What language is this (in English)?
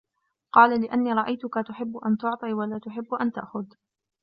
Arabic